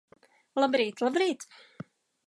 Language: Latvian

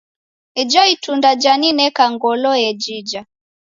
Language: Taita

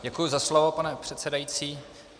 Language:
Czech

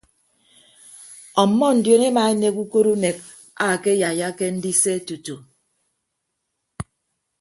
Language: Ibibio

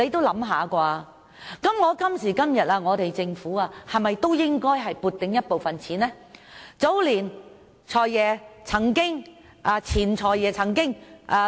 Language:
Cantonese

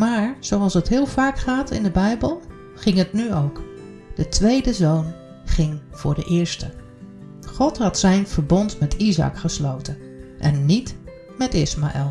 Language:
Dutch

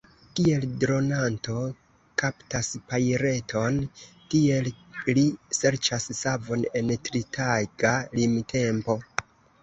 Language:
Esperanto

